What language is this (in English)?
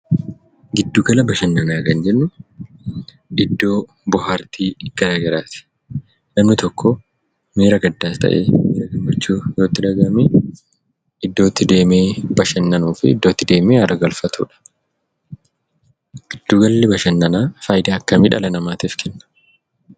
Oromo